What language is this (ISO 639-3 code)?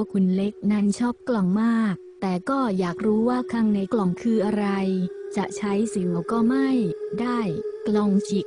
tha